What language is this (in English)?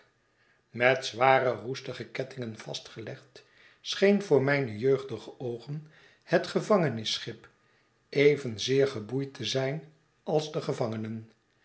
Dutch